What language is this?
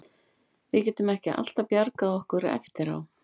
Icelandic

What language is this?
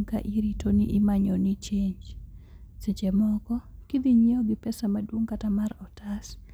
Luo (Kenya and Tanzania)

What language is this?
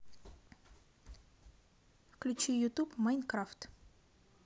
Russian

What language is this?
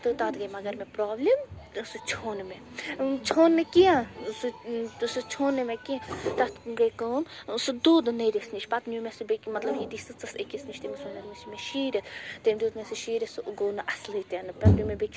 Kashmiri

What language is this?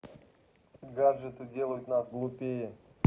Russian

